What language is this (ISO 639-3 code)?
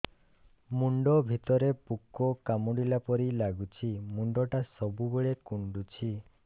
ori